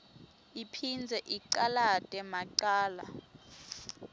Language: Swati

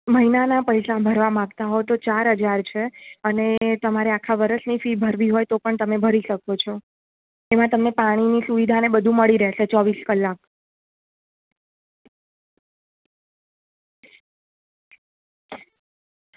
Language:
Gujarati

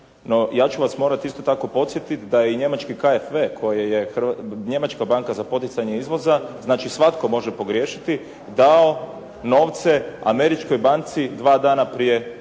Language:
Croatian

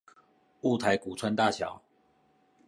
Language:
Chinese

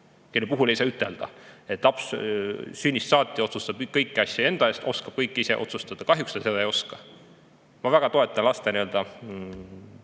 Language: Estonian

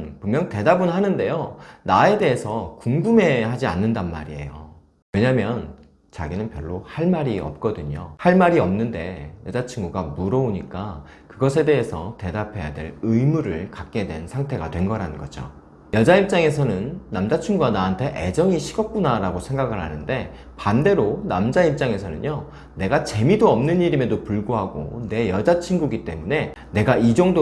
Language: Korean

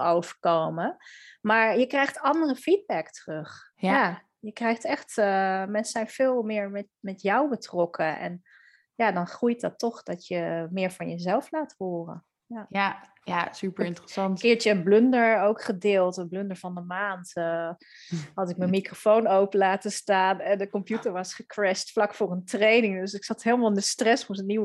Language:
Dutch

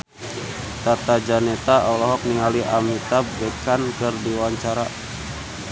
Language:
Sundanese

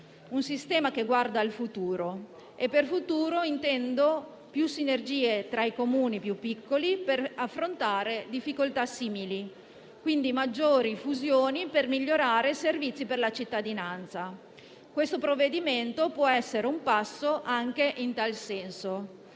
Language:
Italian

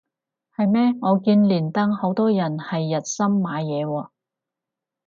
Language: Cantonese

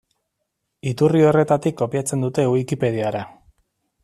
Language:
Basque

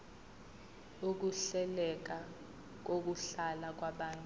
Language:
Zulu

